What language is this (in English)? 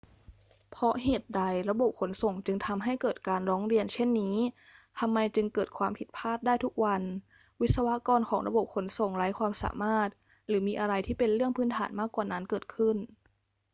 Thai